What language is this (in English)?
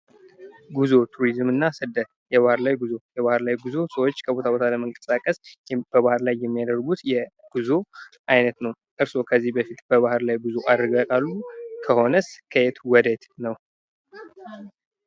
Amharic